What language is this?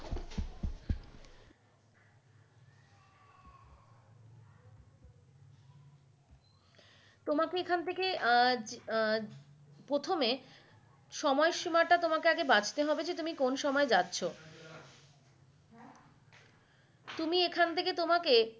Bangla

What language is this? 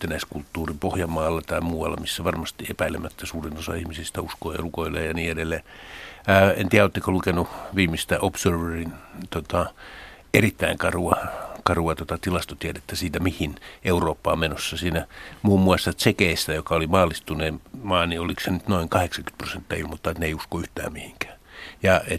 Finnish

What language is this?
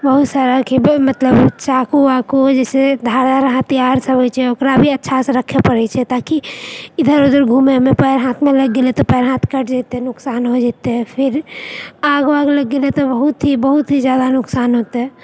Maithili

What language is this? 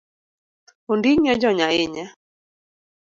Luo (Kenya and Tanzania)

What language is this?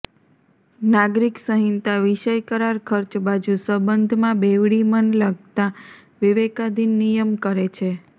Gujarati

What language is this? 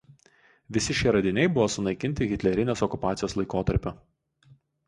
Lithuanian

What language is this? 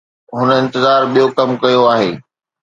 Sindhi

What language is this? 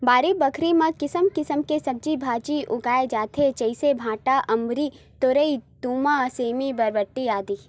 Chhattisgarhi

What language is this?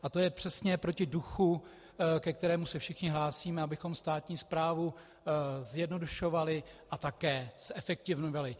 Czech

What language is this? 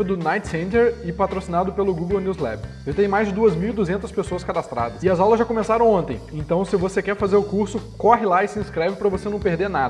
Portuguese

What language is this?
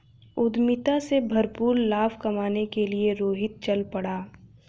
Hindi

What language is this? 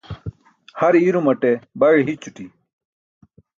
Burushaski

